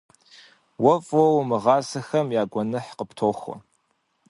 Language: Kabardian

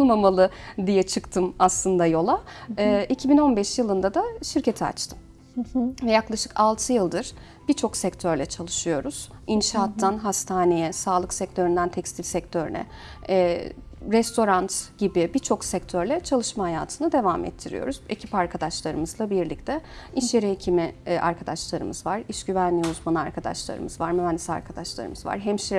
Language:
Turkish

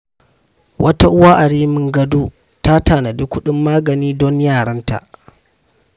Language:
Hausa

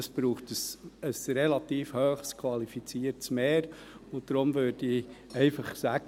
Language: Swiss German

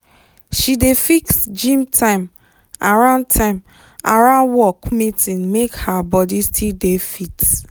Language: Nigerian Pidgin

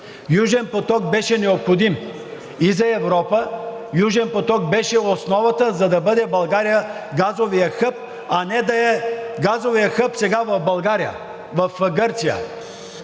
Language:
Bulgarian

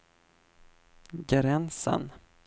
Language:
Swedish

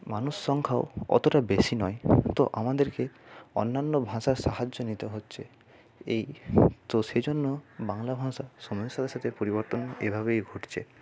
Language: Bangla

